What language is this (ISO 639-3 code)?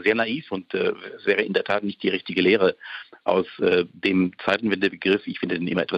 deu